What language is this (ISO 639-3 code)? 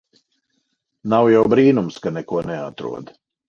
lav